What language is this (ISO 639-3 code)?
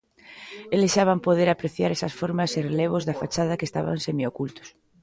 glg